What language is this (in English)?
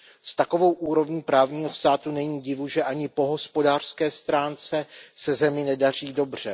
Czech